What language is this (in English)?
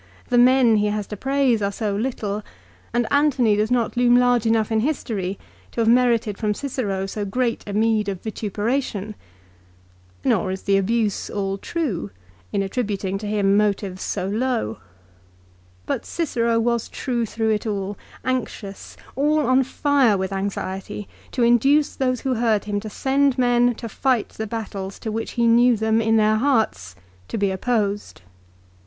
English